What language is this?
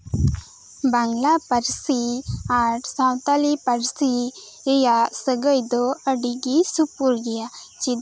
Santali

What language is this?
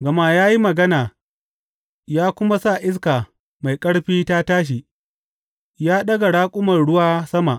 Hausa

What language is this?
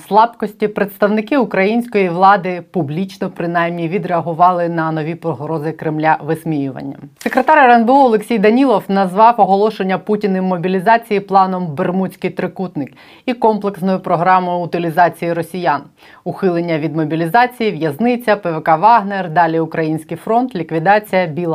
Ukrainian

